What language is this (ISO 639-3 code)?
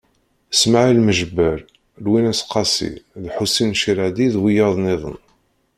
kab